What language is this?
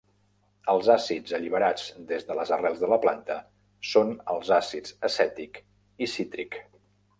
Catalan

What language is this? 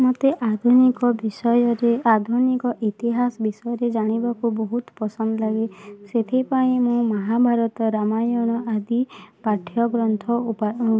Odia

